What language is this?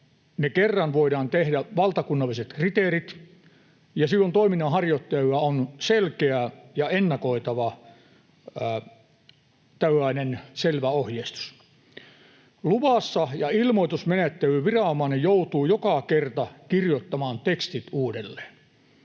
Finnish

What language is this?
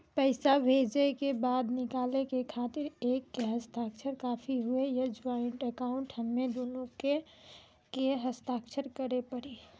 Maithili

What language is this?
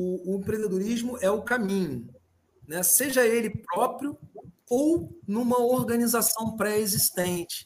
Portuguese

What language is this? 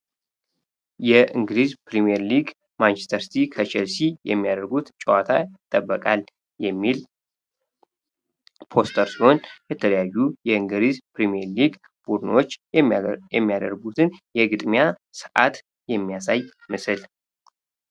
Amharic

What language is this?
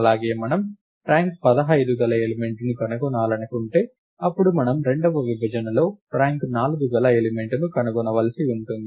Telugu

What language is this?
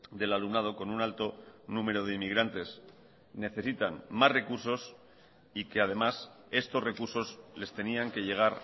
Spanish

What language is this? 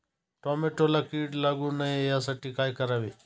Marathi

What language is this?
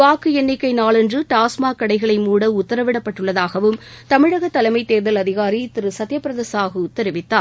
Tamil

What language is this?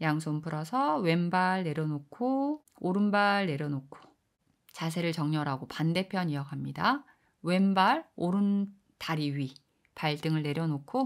Korean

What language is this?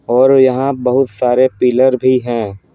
Hindi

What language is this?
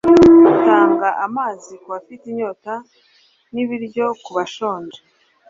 Kinyarwanda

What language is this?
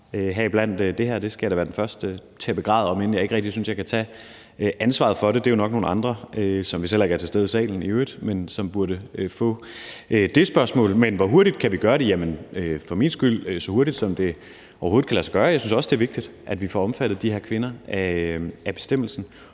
Danish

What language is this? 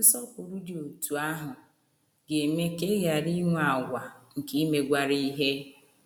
Igbo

